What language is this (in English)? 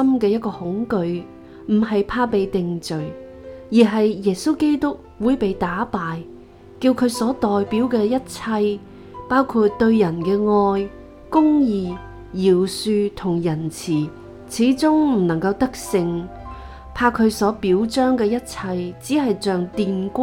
Chinese